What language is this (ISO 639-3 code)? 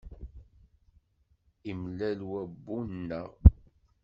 kab